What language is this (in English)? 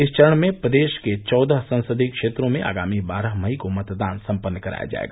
Hindi